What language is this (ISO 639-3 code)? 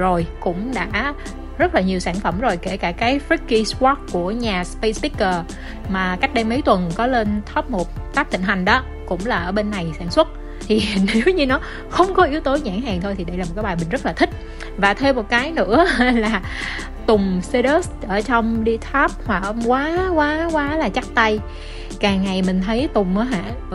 vie